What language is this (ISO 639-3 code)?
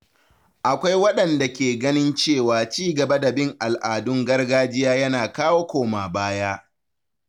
hau